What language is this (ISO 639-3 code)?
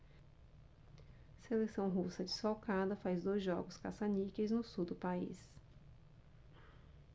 por